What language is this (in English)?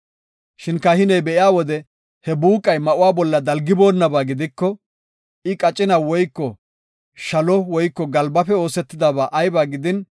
Gofa